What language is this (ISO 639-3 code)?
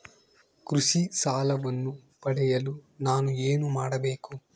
kan